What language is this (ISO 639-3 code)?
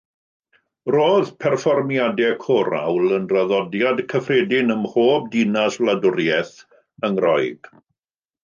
cym